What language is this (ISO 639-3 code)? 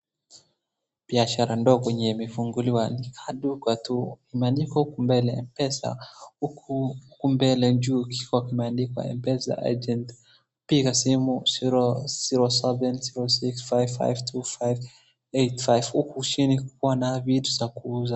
swa